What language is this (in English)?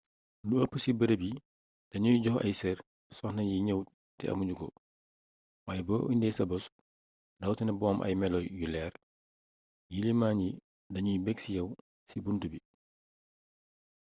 Wolof